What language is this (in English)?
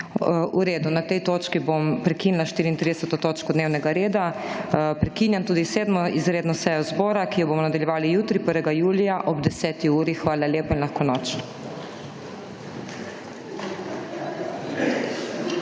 Slovenian